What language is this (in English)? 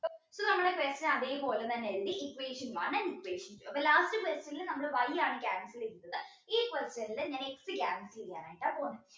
Malayalam